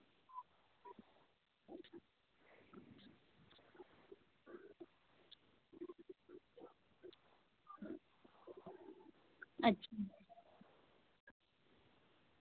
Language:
Santali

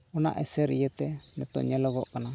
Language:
Santali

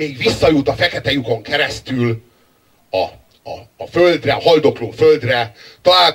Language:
Hungarian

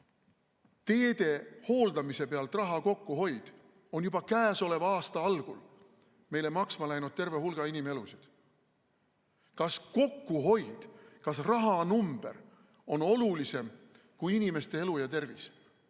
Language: Estonian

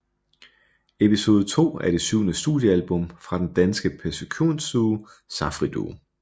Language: Danish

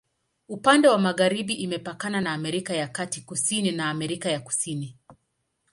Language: Swahili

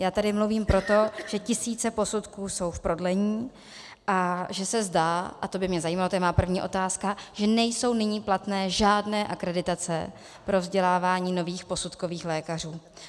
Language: Czech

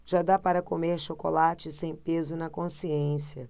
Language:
Portuguese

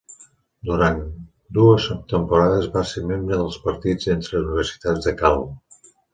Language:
Catalan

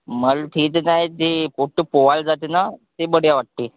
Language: Marathi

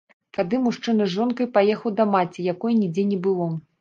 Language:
Belarusian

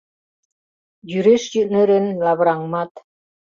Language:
Mari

